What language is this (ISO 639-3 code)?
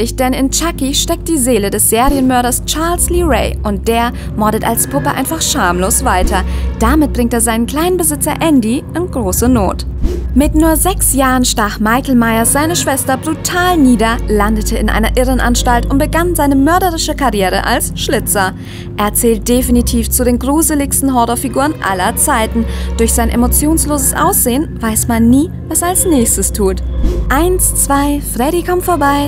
deu